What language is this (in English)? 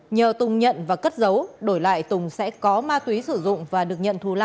Vietnamese